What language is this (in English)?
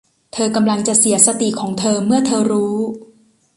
Thai